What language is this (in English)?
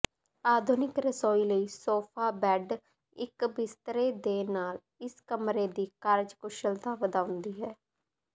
Punjabi